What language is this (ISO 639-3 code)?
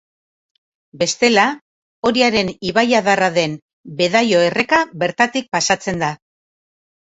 eus